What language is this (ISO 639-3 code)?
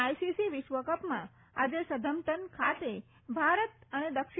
guj